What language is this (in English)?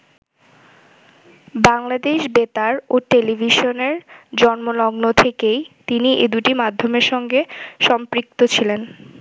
Bangla